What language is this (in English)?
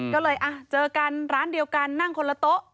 Thai